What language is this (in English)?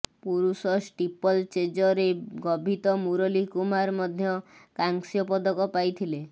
Odia